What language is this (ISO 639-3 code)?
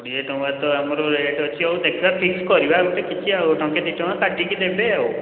ori